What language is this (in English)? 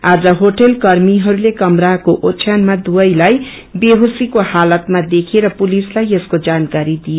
Nepali